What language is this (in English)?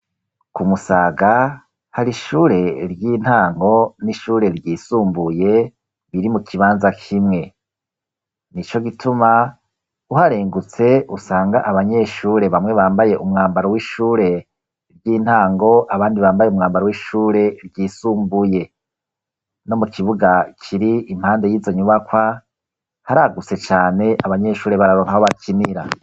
Rundi